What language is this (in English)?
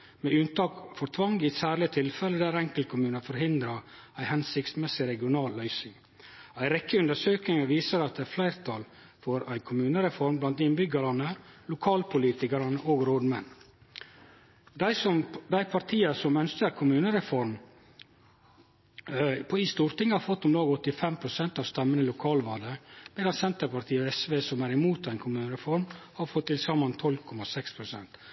Norwegian Nynorsk